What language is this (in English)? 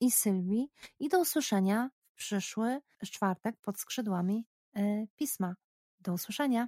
Polish